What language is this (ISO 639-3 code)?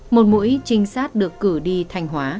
vie